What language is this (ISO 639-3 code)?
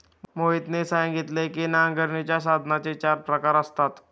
mar